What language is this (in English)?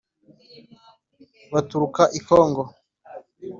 Kinyarwanda